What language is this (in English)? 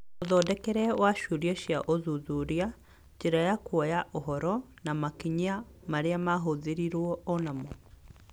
Kikuyu